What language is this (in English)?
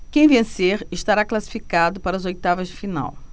Portuguese